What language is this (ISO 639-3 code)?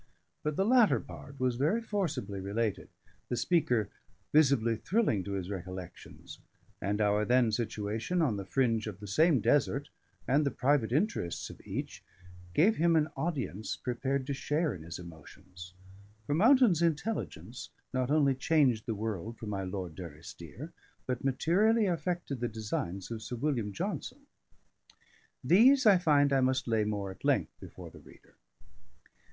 eng